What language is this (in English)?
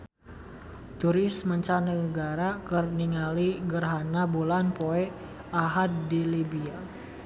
Sundanese